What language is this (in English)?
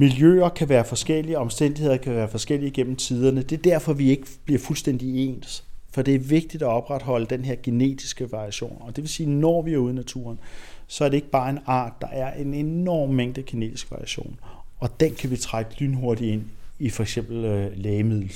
Danish